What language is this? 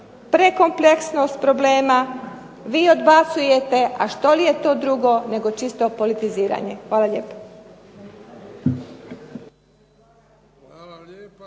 Croatian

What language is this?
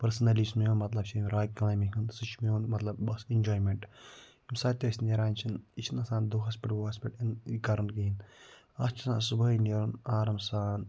Kashmiri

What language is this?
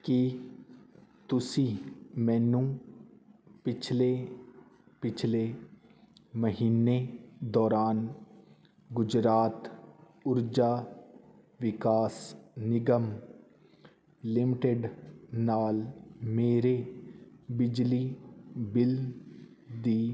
Punjabi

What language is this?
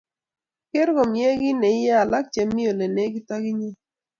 Kalenjin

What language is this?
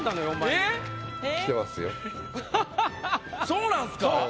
Japanese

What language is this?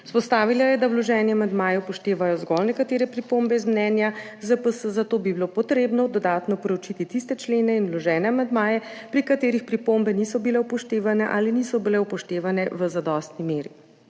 Slovenian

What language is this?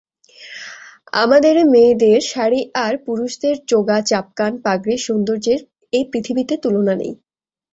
Bangla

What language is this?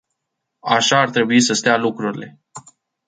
Romanian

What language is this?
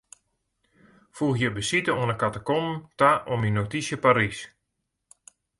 Western Frisian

